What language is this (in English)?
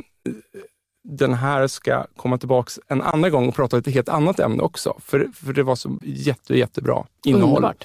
Swedish